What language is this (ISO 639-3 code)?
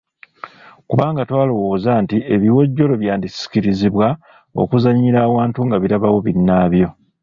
lug